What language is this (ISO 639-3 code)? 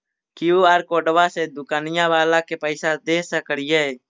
mag